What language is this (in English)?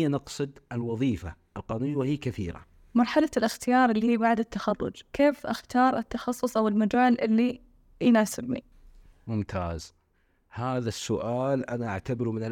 Arabic